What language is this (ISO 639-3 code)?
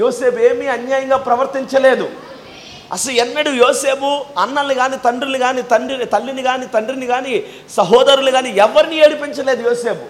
tel